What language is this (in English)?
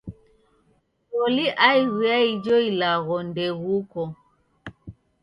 Taita